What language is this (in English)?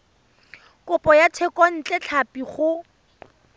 Tswana